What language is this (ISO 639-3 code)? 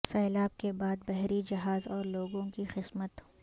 urd